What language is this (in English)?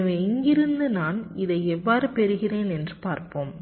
Tamil